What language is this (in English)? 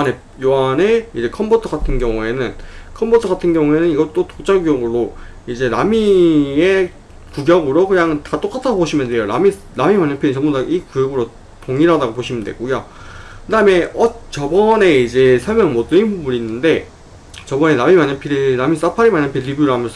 Korean